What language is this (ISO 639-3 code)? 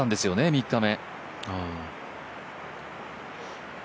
jpn